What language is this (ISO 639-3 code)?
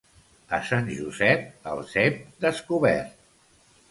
cat